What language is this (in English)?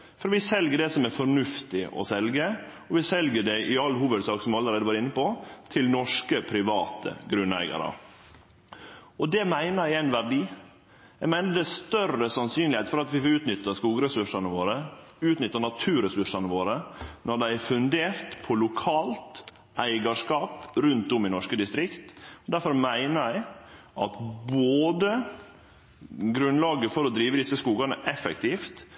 Norwegian Nynorsk